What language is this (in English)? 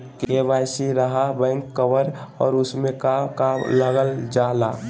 Magahi